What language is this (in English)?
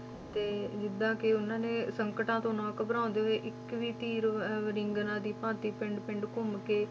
Punjabi